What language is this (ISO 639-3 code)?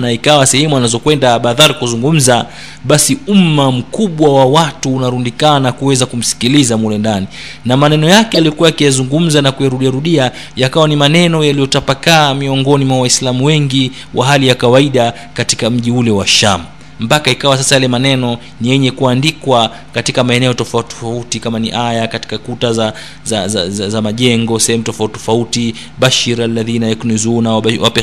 swa